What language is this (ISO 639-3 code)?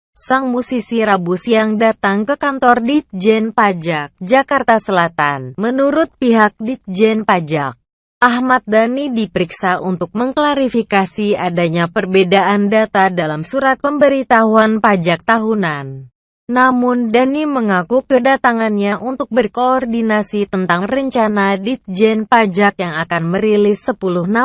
ind